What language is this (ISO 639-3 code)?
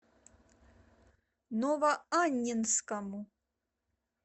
rus